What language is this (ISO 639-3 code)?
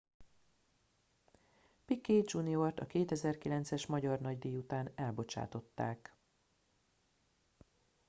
hun